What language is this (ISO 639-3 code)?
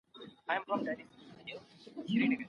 pus